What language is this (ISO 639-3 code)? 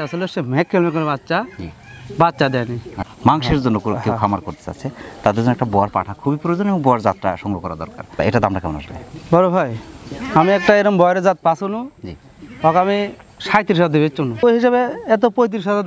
ben